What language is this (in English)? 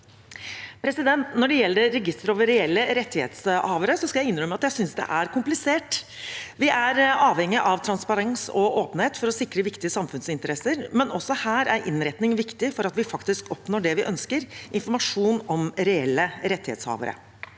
Norwegian